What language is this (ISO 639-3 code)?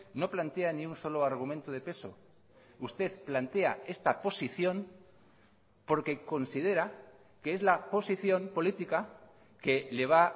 spa